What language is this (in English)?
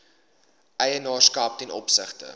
Afrikaans